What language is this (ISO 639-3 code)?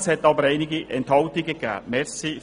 gsw